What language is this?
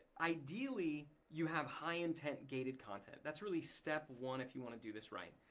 English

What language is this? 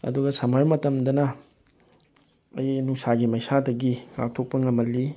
Manipuri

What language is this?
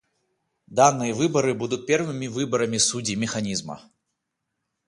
Russian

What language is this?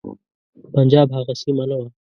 Pashto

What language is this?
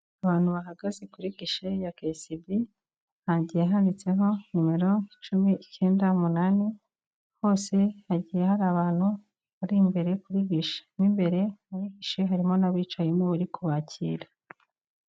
Kinyarwanda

